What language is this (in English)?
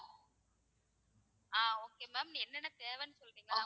Tamil